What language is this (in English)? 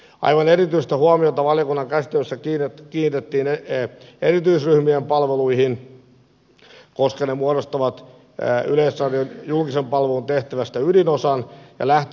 Finnish